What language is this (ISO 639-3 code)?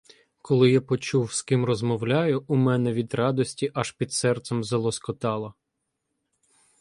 ukr